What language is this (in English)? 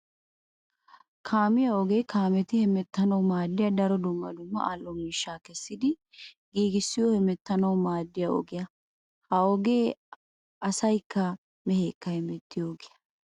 Wolaytta